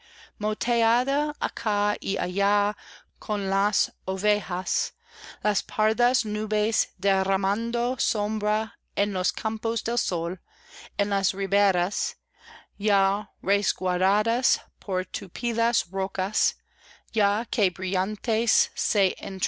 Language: Spanish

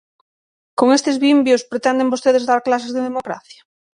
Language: Galician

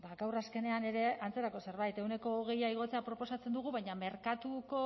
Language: Basque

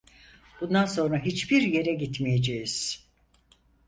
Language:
Turkish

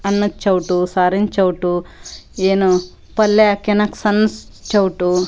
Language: Kannada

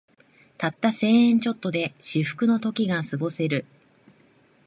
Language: Japanese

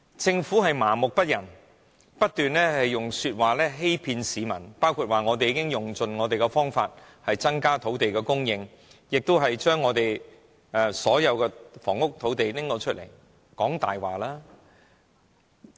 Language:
Cantonese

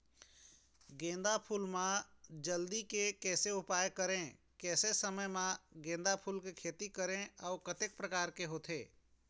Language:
Chhattisgarhi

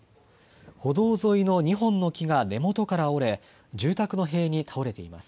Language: Japanese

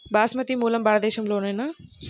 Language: Telugu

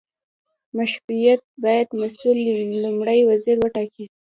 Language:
Pashto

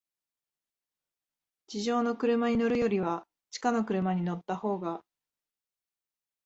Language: Japanese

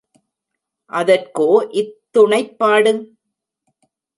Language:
Tamil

